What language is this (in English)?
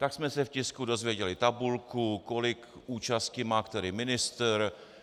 Czech